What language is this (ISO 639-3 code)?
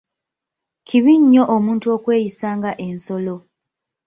lug